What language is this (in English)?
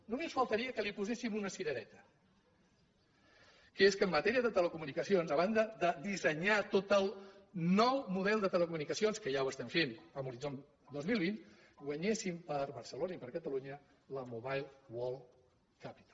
Catalan